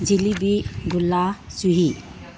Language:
Manipuri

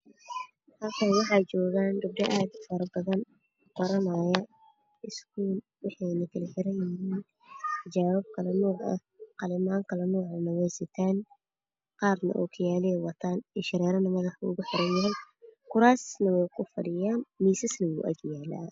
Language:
Somali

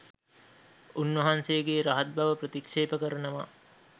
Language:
Sinhala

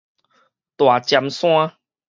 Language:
Min Nan Chinese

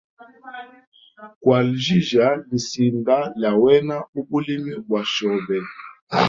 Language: Hemba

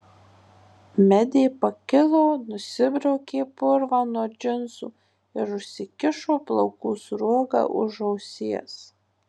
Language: Lithuanian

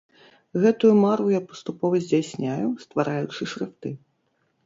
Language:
Belarusian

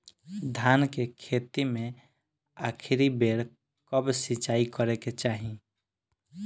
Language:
Bhojpuri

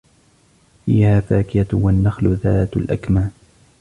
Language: Arabic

